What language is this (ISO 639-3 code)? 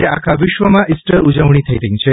guj